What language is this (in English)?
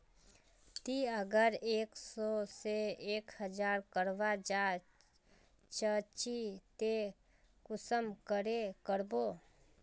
Magahi